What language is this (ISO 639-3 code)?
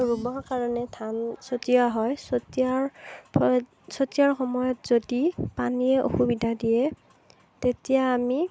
asm